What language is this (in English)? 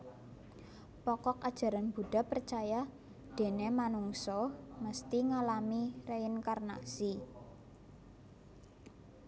Javanese